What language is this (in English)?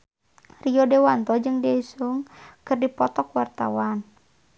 Sundanese